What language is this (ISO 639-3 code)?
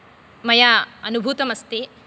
san